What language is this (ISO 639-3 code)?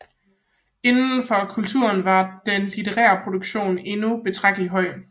dan